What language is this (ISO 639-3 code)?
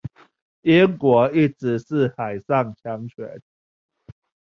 zho